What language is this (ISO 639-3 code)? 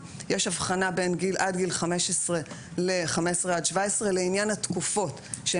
heb